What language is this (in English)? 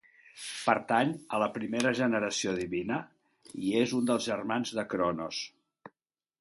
Catalan